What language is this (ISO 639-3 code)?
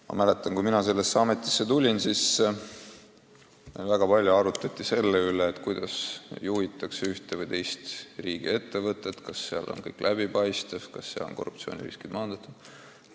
est